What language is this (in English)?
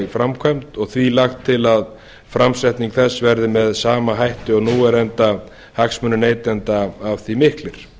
Icelandic